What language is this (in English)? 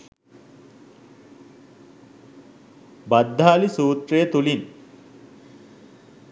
Sinhala